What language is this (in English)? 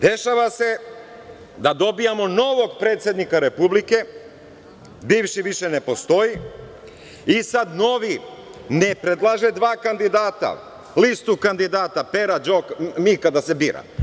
Serbian